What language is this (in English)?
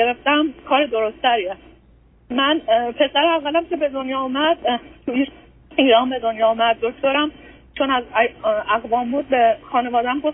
Persian